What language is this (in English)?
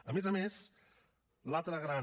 Catalan